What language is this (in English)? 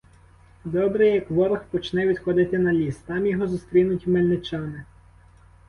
Ukrainian